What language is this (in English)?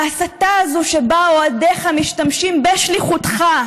Hebrew